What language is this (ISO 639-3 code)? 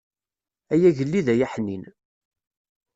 kab